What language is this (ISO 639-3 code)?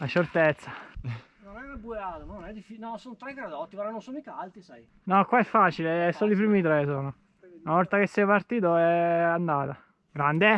ita